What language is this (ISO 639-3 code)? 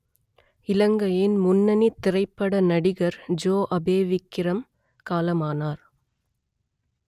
tam